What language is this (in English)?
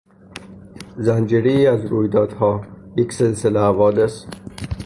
Persian